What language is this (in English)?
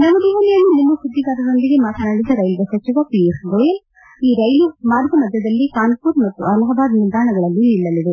Kannada